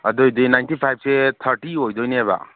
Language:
Manipuri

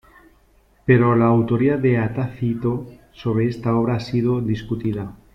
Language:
Spanish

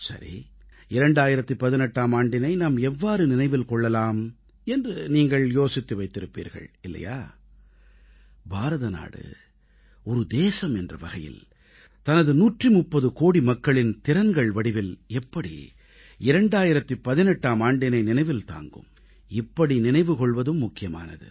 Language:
Tamil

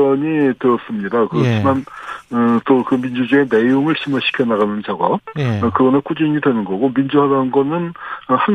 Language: Korean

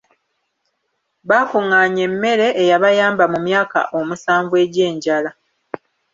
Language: Ganda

